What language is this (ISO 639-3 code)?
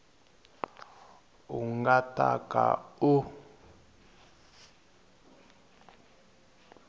tso